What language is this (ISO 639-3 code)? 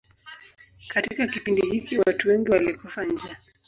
swa